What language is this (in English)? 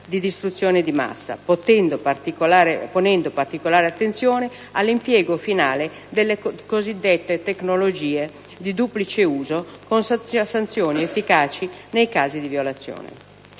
Italian